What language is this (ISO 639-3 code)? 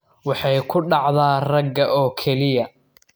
som